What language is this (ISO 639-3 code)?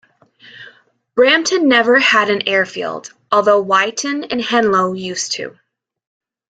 eng